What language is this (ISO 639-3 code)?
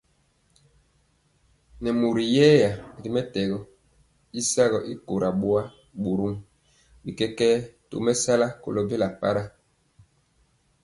mcx